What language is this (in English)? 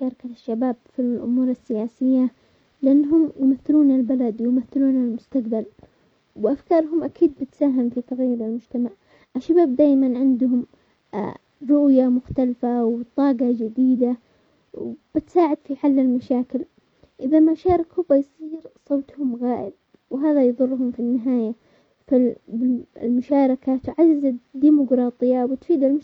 Omani Arabic